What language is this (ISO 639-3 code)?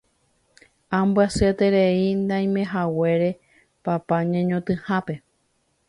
grn